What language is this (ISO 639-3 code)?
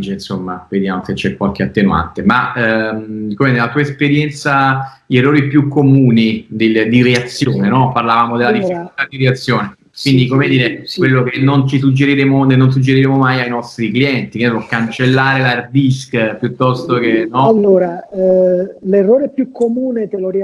ita